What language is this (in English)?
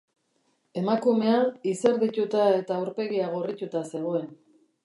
Basque